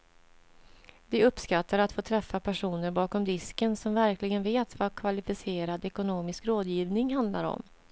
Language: Swedish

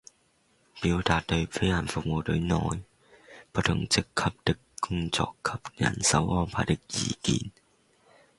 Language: Cantonese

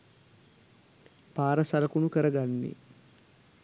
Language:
Sinhala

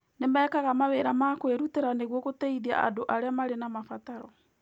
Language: Kikuyu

